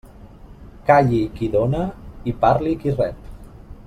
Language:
Catalan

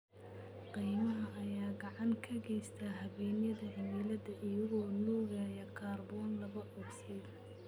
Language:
Somali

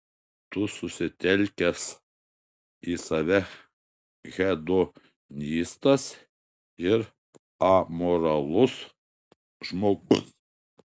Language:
Lithuanian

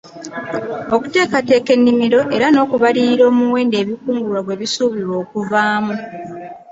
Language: Ganda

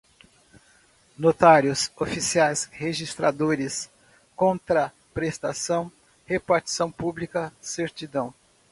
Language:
Portuguese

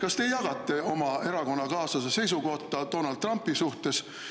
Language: Estonian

